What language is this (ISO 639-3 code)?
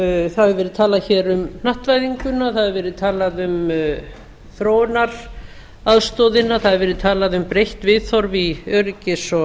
isl